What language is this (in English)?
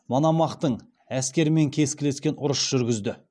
Kazakh